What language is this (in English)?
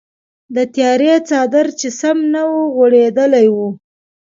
Pashto